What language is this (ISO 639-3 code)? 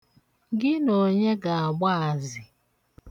ibo